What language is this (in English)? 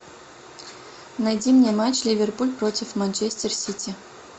Russian